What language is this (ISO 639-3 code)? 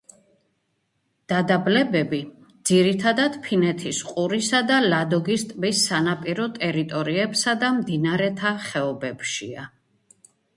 kat